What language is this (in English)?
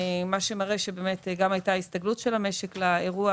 Hebrew